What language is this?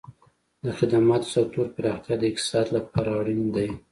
Pashto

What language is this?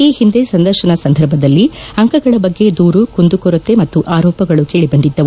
Kannada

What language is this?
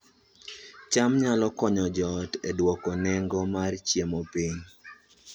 Luo (Kenya and Tanzania)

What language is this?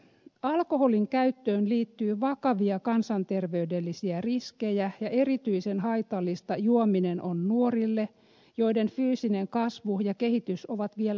Finnish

